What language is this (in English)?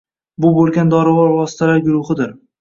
Uzbek